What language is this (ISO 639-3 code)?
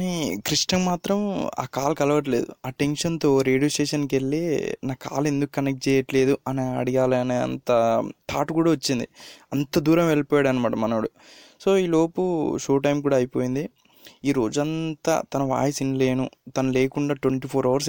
tel